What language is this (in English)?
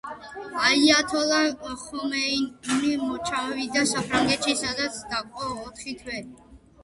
Georgian